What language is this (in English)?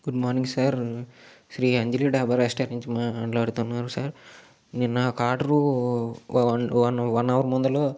Telugu